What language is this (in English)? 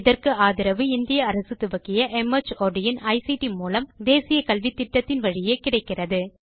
Tamil